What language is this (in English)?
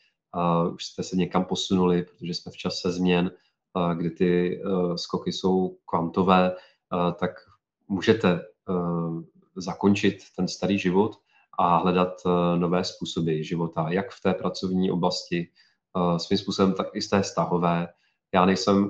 Czech